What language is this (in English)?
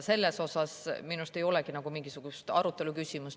Estonian